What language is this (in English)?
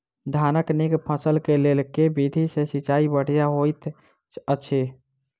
Maithili